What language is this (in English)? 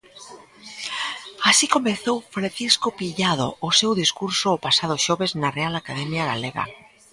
Galician